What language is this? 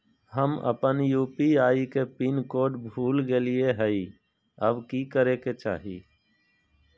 Magahi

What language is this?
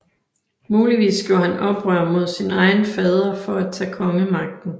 Danish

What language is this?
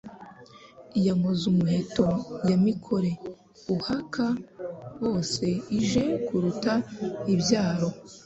Kinyarwanda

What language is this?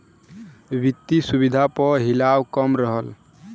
Bhojpuri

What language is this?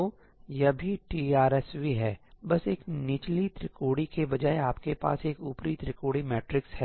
Hindi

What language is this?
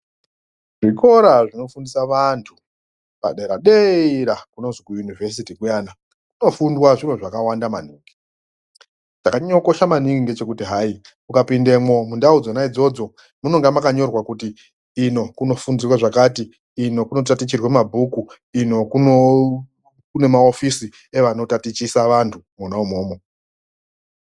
Ndau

